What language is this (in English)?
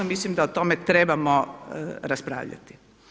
Croatian